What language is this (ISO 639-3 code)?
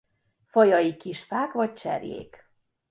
hun